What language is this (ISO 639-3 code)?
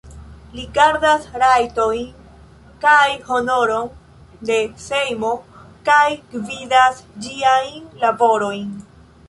epo